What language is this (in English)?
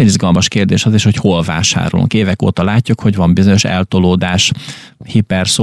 Hungarian